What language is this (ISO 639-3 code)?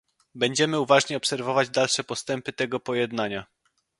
pol